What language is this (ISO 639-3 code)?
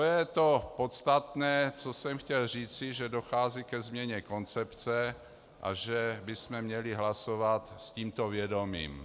ces